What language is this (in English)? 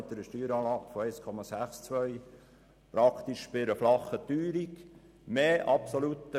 Swiss German